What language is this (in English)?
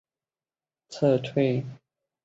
Chinese